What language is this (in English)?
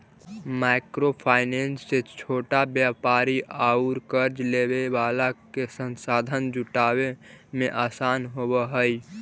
Magahi